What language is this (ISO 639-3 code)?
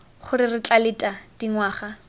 tsn